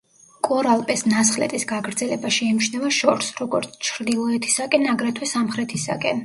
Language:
Georgian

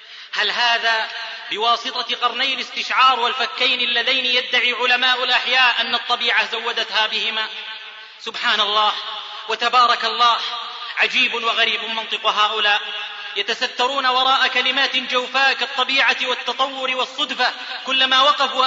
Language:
Arabic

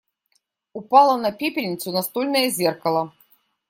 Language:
Russian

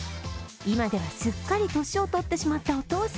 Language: Japanese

